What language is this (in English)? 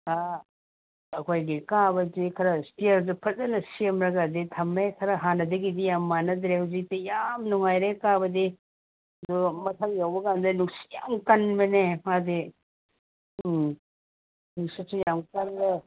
Manipuri